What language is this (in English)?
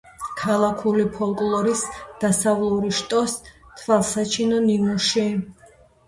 Georgian